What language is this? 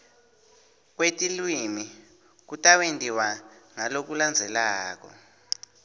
Swati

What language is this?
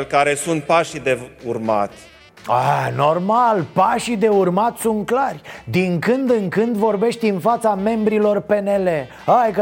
Romanian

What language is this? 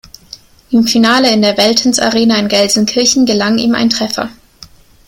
German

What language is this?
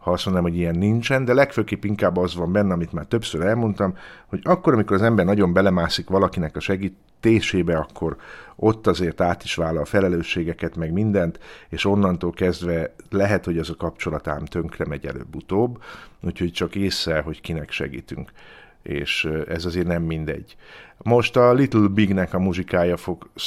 Hungarian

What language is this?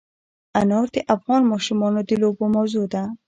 Pashto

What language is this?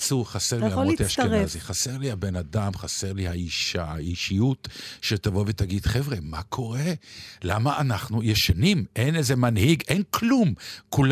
Hebrew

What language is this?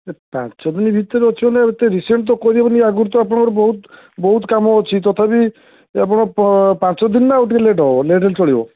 Odia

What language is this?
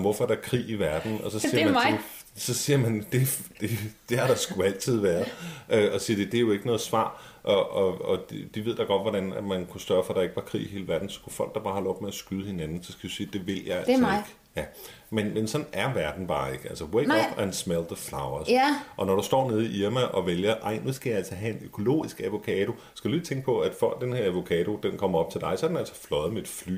Danish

